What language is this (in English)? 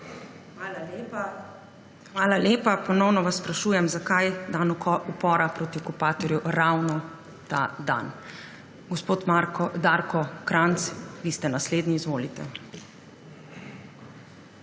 Slovenian